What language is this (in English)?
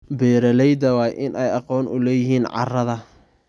Somali